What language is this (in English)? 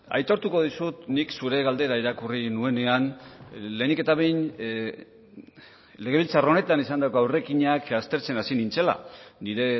Basque